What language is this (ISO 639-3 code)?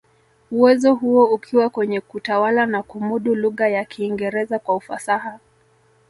swa